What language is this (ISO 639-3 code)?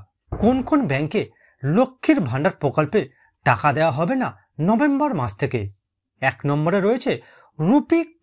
hin